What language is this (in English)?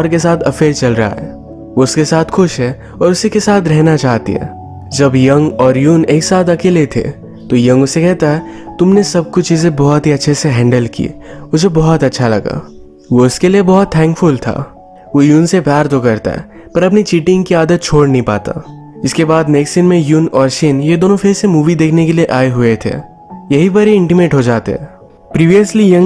Hindi